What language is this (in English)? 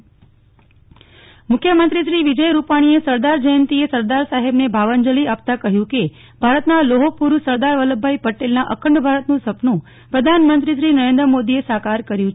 Gujarati